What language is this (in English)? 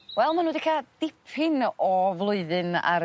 Welsh